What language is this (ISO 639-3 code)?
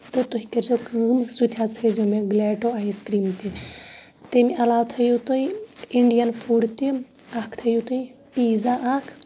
kas